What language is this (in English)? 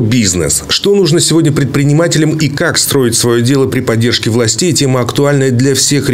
Russian